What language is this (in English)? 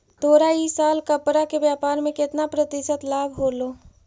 Magahi